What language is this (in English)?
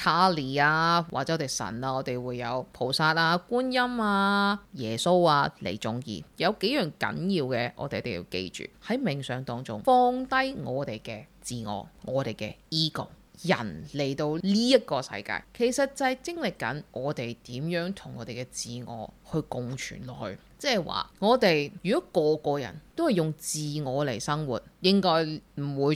Chinese